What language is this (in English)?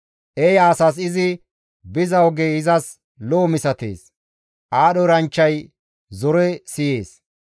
Gamo